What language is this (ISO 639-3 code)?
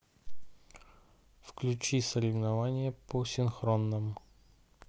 rus